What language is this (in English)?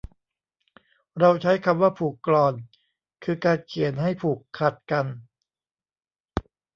Thai